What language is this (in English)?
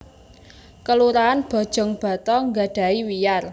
Javanese